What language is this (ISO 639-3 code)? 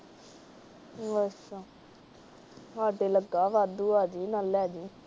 pan